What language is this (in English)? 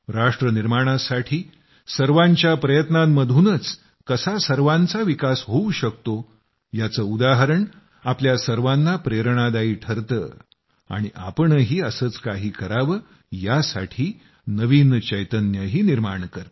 Marathi